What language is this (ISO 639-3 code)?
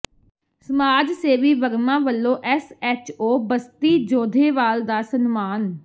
pan